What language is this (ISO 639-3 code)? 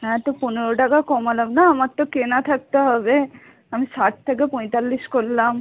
ben